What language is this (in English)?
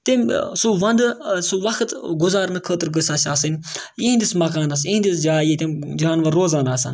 Kashmiri